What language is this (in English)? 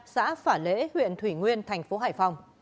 Vietnamese